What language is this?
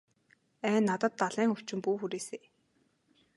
Mongolian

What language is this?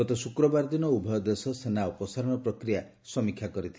Odia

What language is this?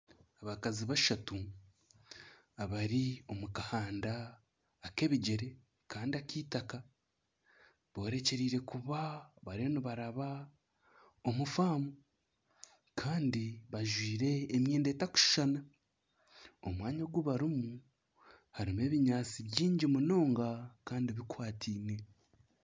Nyankole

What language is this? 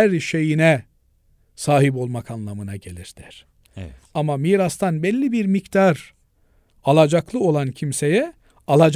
Turkish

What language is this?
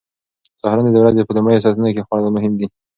Pashto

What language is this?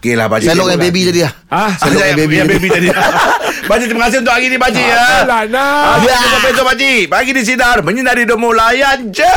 Malay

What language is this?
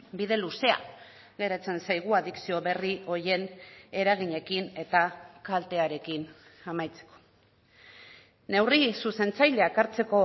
Basque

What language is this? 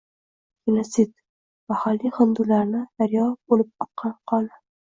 Uzbek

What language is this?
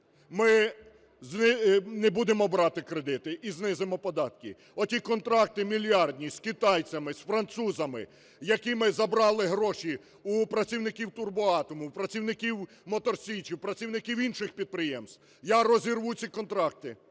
Ukrainian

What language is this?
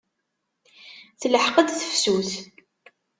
Kabyle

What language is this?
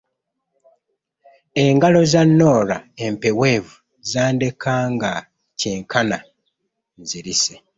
Ganda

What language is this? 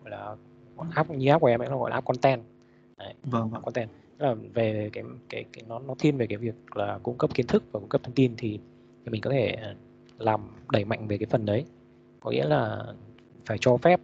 Vietnamese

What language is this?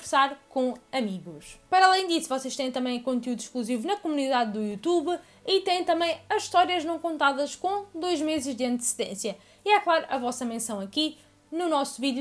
Portuguese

